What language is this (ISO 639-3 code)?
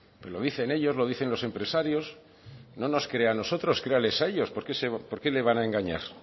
spa